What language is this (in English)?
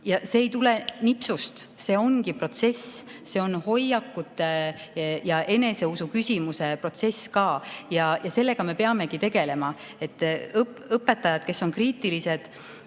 Estonian